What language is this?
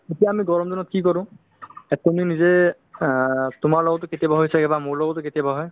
Assamese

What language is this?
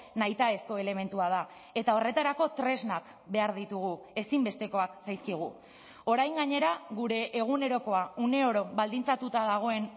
Basque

